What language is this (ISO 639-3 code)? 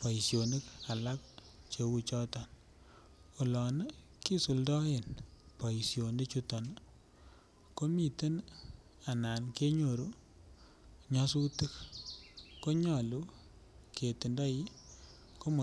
kln